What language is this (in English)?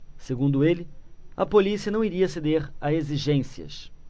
Portuguese